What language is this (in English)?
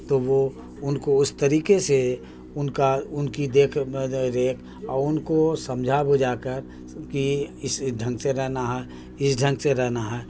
Urdu